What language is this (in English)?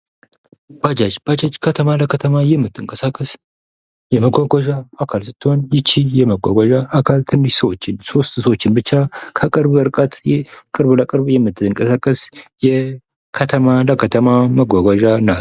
Amharic